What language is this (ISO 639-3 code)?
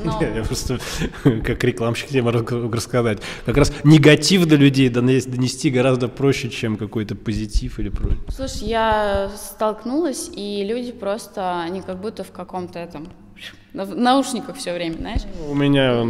rus